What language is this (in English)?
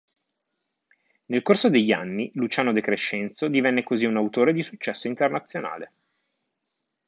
Italian